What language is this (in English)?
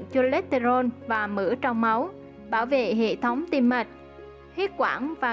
Vietnamese